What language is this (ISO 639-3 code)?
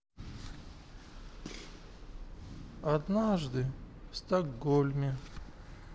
rus